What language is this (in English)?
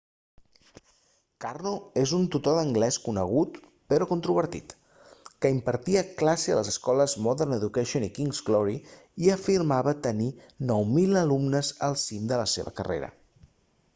Catalan